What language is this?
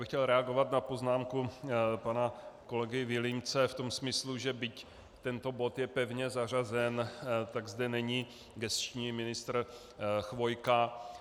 Czech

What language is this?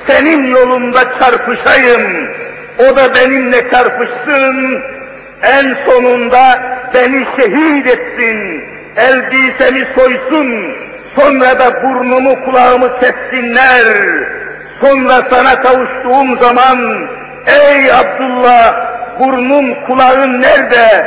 Turkish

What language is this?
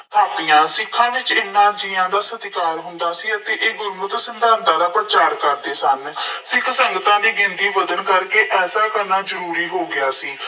Punjabi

